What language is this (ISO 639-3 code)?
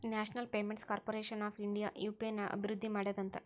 kan